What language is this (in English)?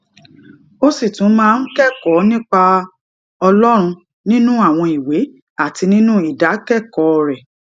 Yoruba